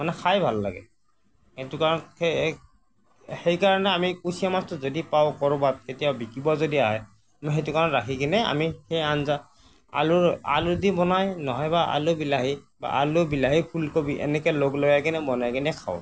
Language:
Assamese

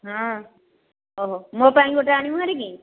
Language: Odia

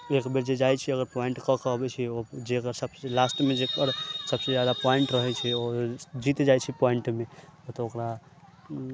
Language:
Maithili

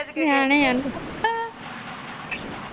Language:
Punjabi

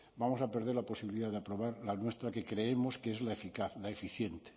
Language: Spanish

